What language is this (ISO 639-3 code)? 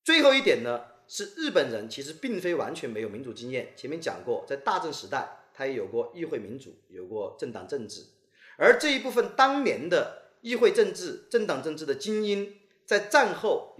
zho